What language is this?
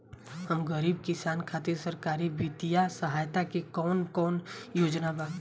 Bhojpuri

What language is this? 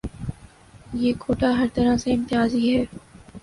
Urdu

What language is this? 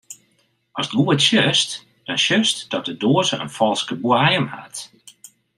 Western Frisian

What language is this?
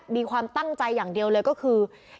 Thai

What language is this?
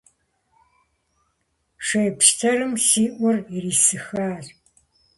Kabardian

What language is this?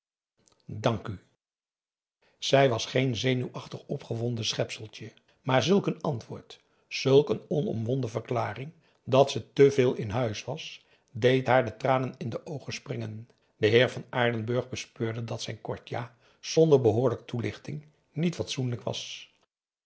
Dutch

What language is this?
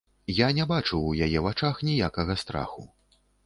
Belarusian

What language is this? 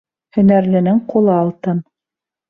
Bashkir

